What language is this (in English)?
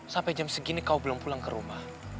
Indonesian